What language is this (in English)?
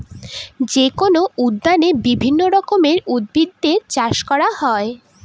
Bangla